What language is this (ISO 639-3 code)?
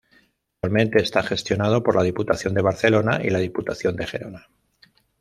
spa